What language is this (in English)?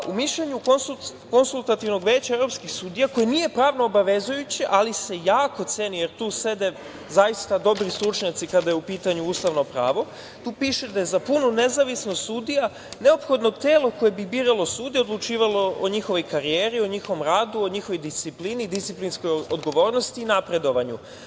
Serbian